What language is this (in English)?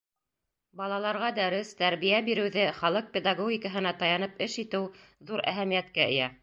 Bashkir